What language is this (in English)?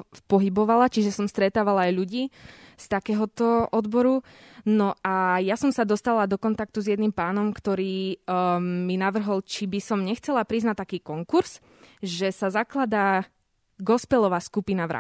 Slovak